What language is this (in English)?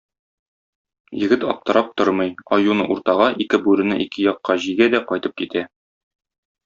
Tatar